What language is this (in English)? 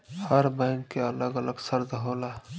Bhojpuri